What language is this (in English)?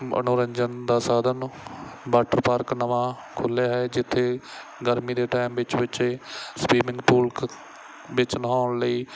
Punjabi